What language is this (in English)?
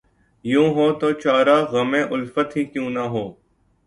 Urdu